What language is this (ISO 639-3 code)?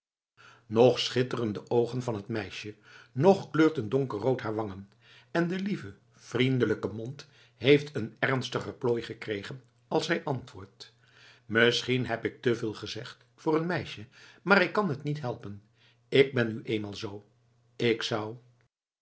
nld